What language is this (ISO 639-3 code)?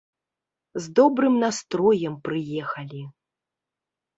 bel